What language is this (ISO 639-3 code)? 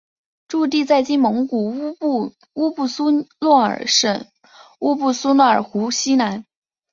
zho